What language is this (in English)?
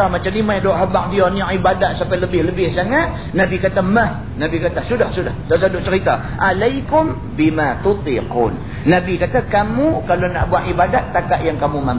Malay